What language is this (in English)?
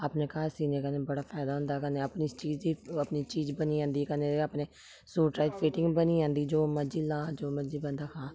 Dogri